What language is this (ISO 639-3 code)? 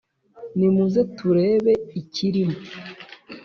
kin